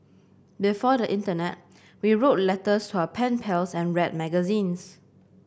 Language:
English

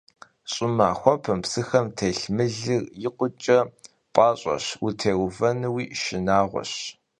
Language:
Kabardian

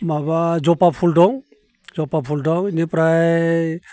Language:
Bodo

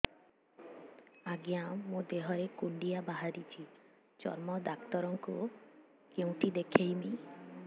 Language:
Odia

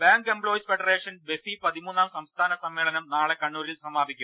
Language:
Malayalam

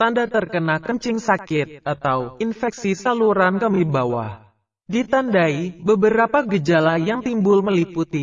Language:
Indonesian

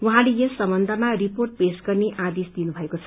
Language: Nepali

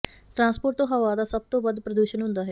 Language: Punjabi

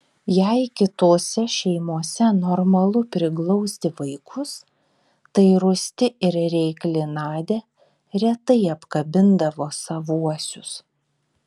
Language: Lithuanian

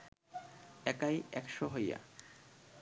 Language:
Bangla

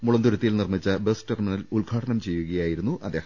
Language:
Malayalam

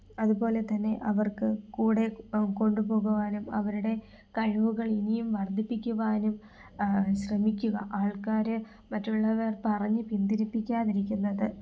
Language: Malayalam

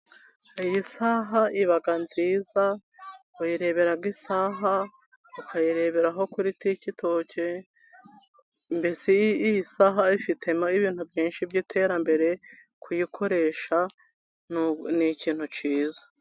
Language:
Kinyarwanda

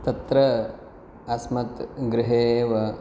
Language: Sanskrit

